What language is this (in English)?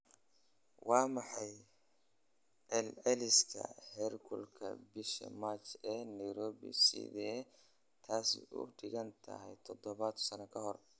Somali